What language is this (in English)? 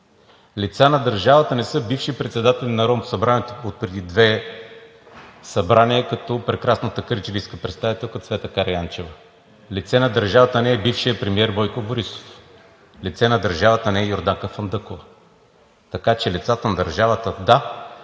Bulgarian